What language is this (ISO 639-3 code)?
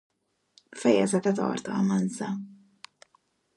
hun